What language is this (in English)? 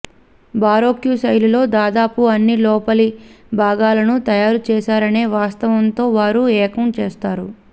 Telugu